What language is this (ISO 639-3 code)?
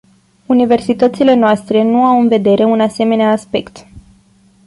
ron